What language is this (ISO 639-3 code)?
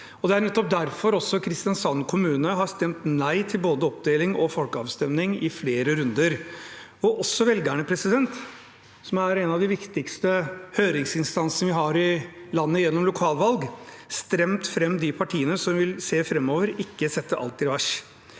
nor